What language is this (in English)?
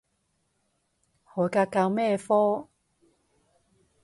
Cantonese